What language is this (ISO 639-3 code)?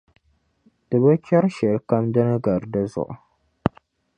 dag